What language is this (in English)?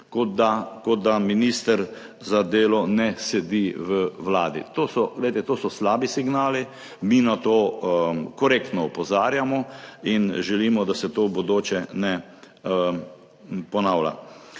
Slovenian